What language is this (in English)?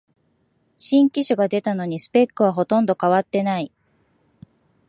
Japanese